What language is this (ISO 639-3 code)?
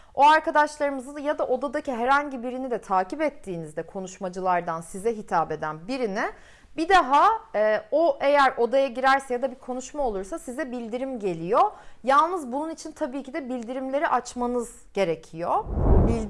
tur